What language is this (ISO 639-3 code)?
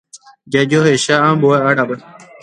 grn